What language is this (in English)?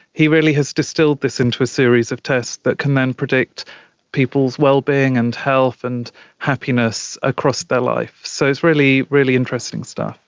English